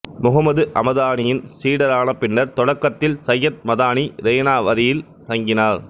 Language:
Tamil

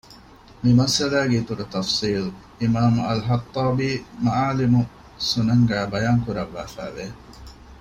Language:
Divehi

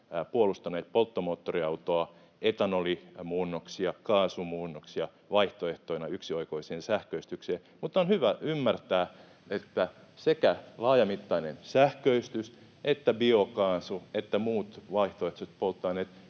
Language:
Finnish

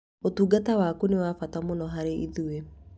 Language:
Kikuyu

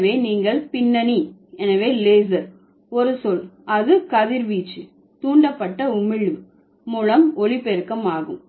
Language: Tamil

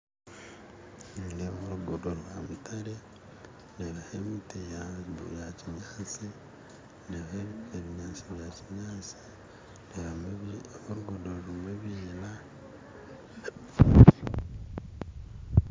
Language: Nyankole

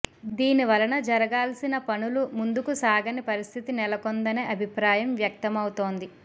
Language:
Telugu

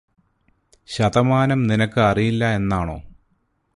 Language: Malayalam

